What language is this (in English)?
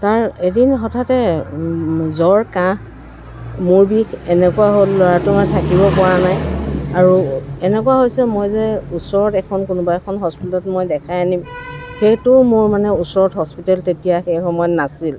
Assamese